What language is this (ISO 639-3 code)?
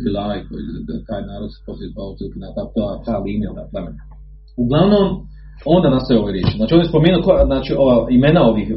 hrv